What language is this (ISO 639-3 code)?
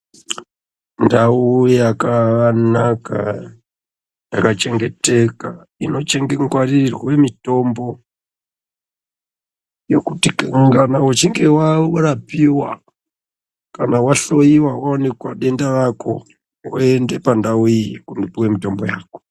ndc